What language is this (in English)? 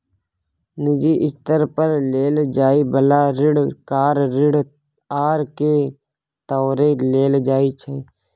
Maithili